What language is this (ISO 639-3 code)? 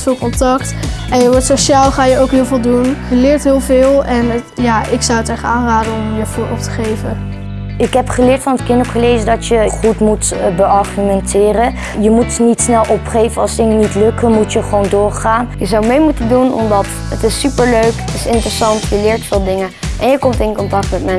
nld